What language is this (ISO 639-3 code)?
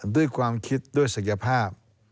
tha